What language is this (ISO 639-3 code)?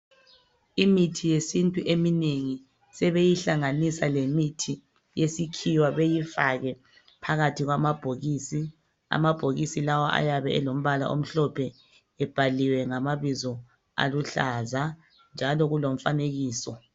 nde